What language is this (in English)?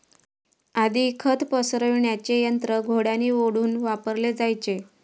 Marathi